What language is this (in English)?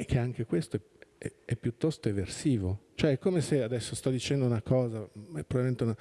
Italian